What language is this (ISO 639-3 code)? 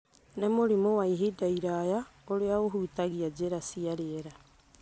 kik